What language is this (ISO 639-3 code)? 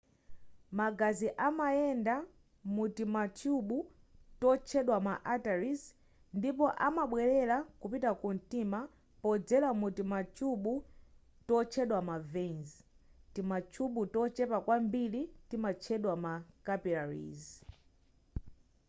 nya